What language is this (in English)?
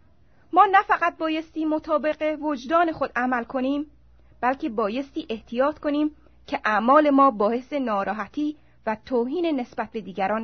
Persian